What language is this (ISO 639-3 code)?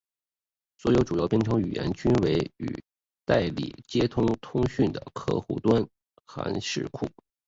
zho